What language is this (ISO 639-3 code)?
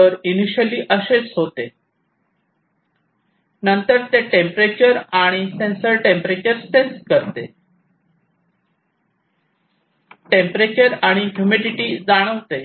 mar